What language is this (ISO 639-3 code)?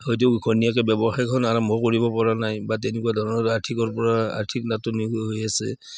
asm